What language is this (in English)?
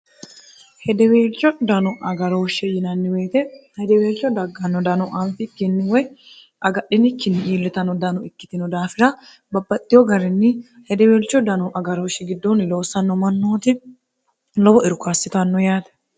Sidamo